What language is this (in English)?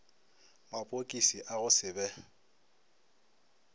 Northern Sotho